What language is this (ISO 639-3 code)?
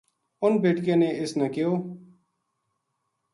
gju